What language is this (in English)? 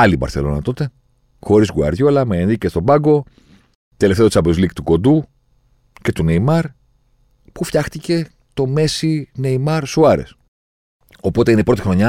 Greek